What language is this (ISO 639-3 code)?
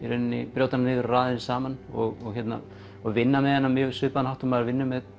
isl